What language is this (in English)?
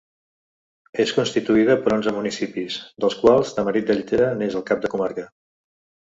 Catalan